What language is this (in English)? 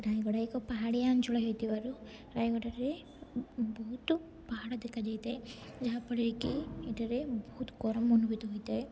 Odia